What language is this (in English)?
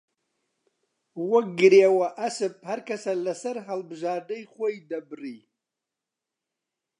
Central Kurdish